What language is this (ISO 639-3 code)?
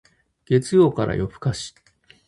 jpn